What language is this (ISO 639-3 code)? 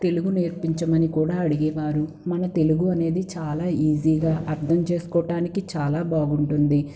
tel